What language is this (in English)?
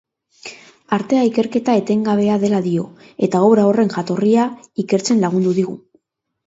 Basque